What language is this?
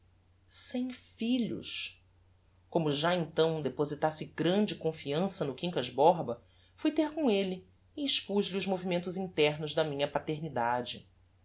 Portuguese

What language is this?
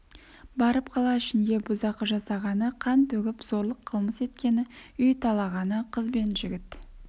Kazakh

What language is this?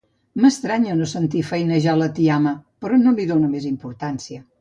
Catalan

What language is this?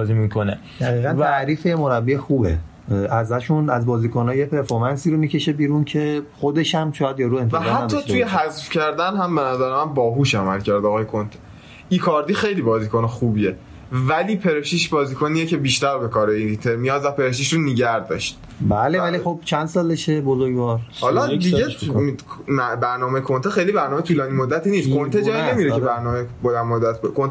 Persian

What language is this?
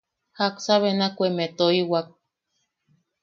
Yaqui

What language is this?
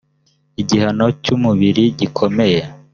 Kinyarwanda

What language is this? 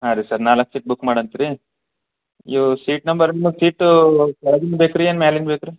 Kannada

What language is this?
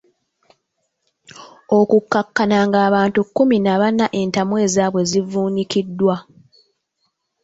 Ganda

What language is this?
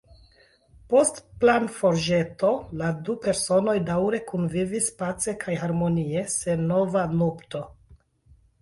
Esperanto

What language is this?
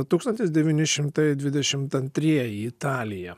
Lithuanian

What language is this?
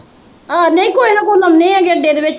Punjabi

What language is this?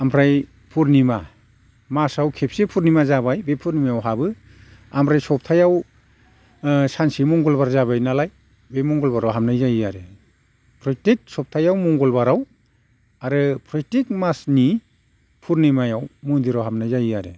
Bodo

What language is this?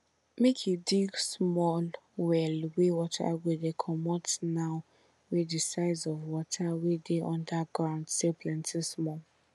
Nigerian Pidgin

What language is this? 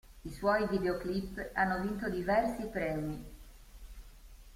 Italian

